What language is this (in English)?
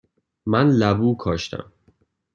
Persian